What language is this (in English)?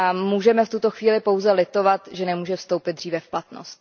Czech